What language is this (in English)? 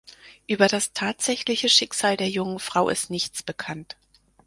German